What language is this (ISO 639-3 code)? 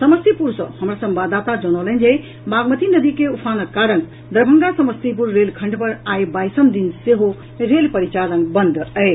mai